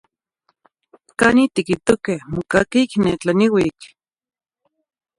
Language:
Zacatlán-Ahuacatlán-Tepetzintla Nahuatl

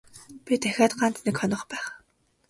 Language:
Mongolian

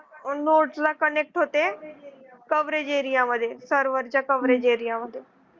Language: Marathi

